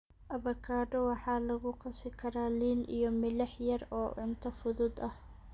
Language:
Somali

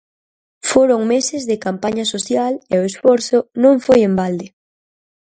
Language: Galician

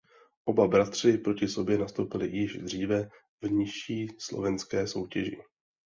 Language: Czech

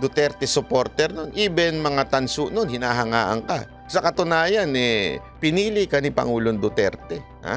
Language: Filipino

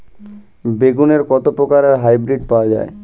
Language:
Bangla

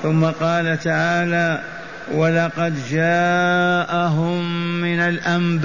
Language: Arabic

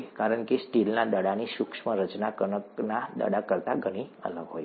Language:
Gujarati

